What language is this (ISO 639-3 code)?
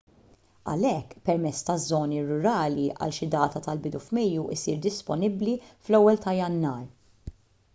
mlt